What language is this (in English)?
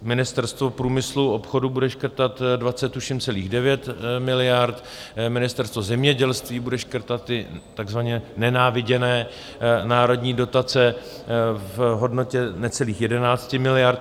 Czech